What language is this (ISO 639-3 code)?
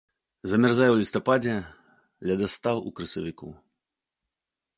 bel